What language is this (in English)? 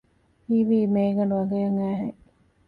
Divehi